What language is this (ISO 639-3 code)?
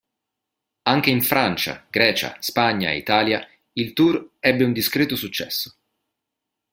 ita